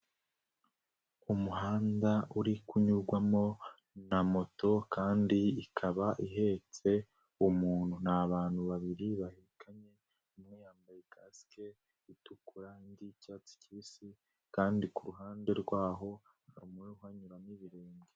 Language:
Kinyarwanda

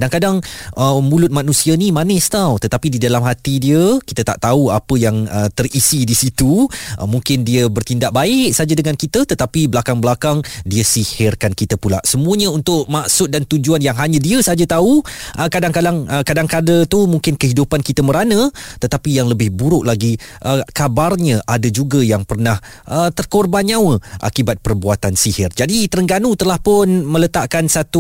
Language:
Malay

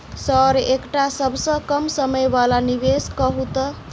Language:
Maithili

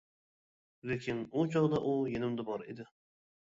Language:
Uyghur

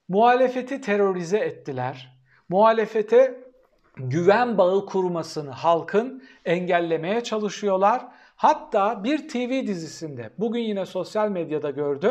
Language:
Turkish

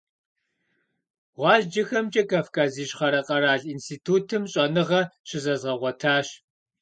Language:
Kabardian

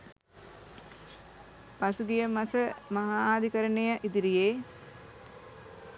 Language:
Sinhala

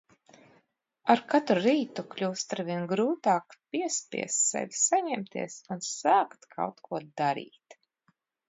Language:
Latvian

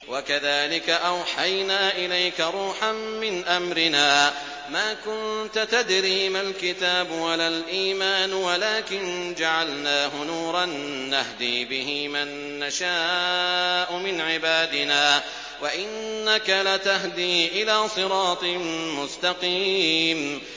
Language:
Arabic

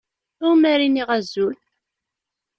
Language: Kabyle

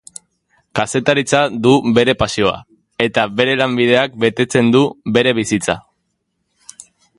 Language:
Basque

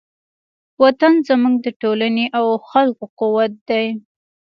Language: Pashto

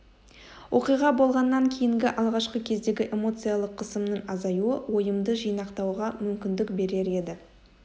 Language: Kazakh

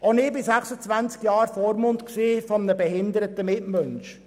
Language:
Swiss German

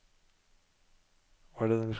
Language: Norwegian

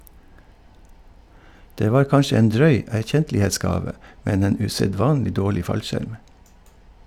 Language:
Norwegian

